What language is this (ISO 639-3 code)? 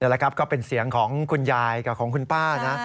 tha